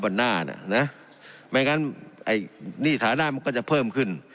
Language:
Thai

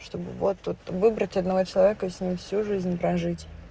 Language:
Russian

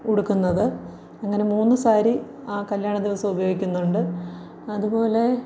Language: Malayalam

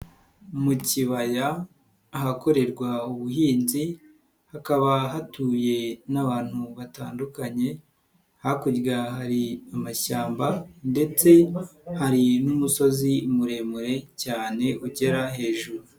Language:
Kinyarwanda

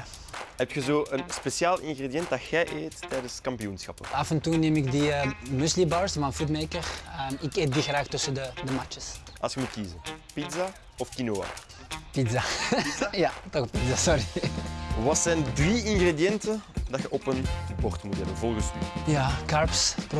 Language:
Dutch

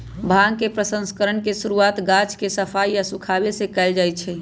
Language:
Magahi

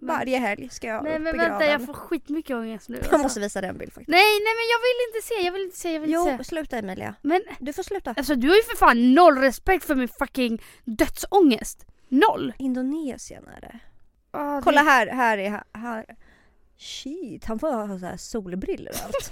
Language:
Swedish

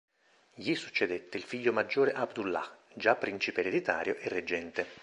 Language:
Italian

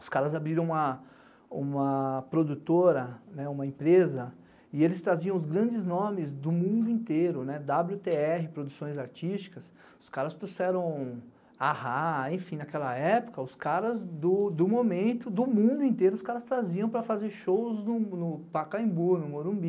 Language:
Portuguese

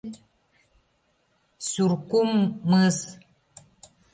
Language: Mari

